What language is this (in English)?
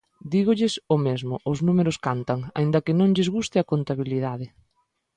Galician